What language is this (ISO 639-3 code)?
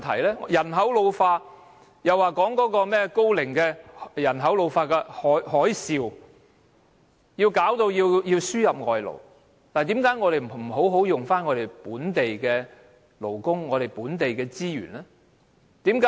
yue